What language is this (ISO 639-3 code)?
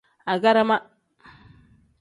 kdh